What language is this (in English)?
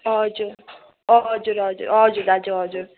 Nepali